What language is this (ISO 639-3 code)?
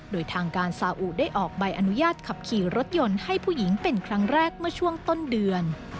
tha